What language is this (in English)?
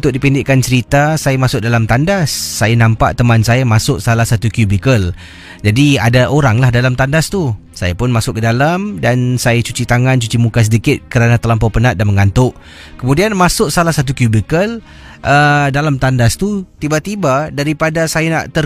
Malay